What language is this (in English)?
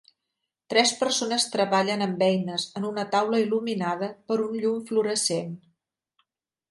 Catalan